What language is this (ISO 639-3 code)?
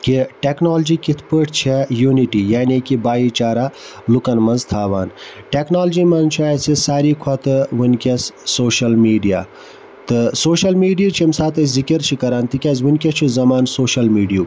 kas